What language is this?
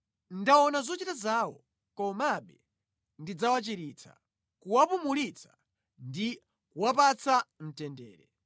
Nyanja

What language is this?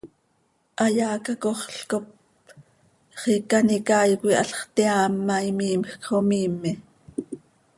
Seri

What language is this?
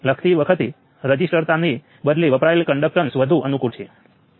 Gujarati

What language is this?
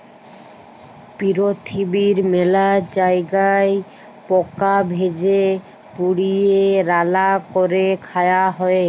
Bangla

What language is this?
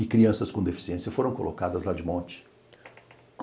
Portuguese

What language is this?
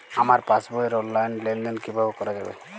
Bangla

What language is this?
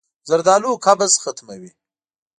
Pashto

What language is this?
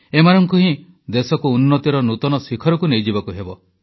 Odia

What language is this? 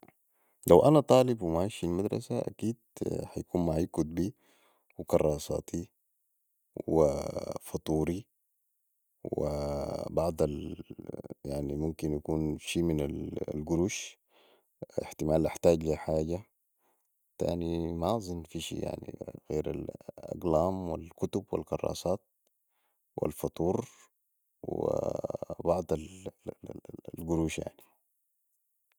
Sudanese Arabic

